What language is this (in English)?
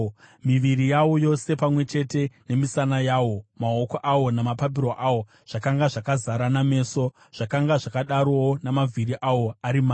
Shona